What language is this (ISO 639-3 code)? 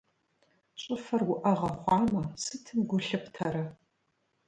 kbd